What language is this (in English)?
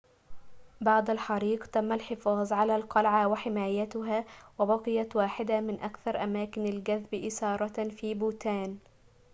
Arabic